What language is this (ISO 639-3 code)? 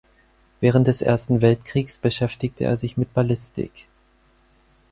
deu